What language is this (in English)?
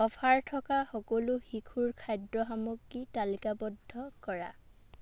Assamese